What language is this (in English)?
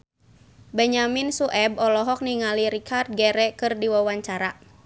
Sundanese